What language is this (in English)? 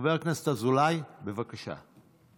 Hebrew